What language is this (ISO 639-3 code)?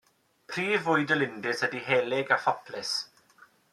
cym